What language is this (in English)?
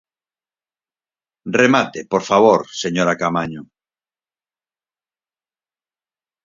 Galician